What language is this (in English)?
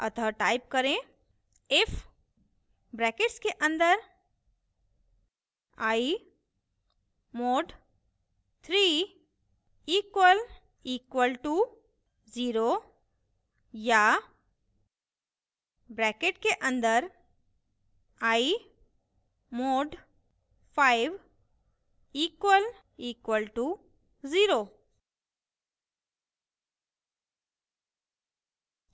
Hindi